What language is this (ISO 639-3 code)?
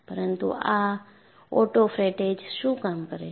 guj